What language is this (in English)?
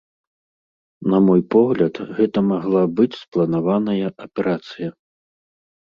Belarusian